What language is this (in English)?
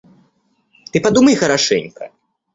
Russian